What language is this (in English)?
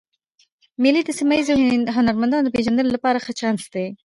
Pashto